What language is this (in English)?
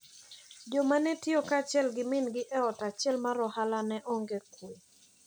Luo (Kenya and Tanzania)